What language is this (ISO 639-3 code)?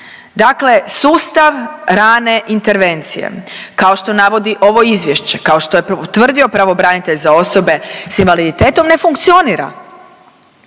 hrv